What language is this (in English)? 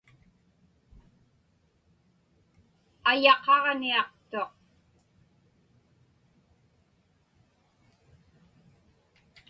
Inupiaq